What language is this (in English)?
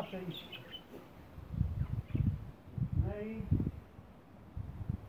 Polish